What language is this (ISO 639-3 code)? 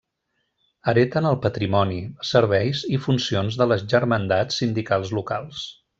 cat